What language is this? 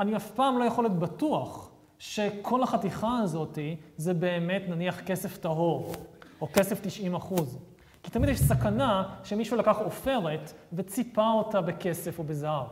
Hebrew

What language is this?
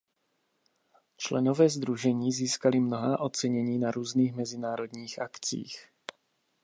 Czech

